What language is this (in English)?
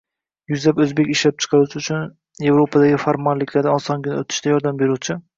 Uzbek